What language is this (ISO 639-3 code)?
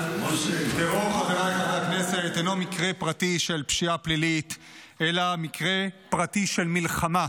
heb